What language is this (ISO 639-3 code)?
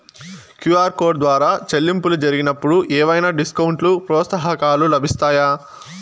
tel